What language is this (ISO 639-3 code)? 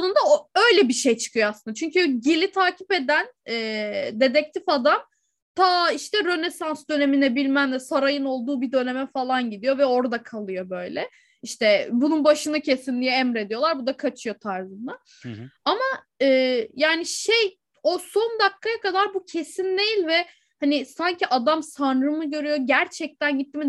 tur